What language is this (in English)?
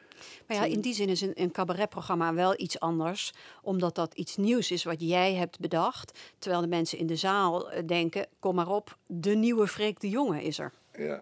Dutch